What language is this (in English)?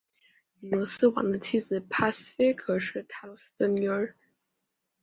Chinese